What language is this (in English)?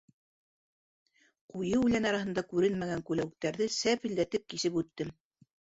Bashkir